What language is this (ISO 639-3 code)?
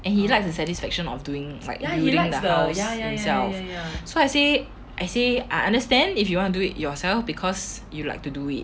eng